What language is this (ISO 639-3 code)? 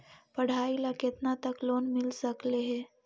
mag